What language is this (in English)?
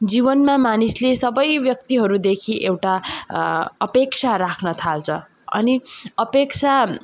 Nepali